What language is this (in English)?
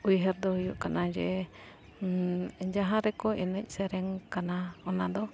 Santali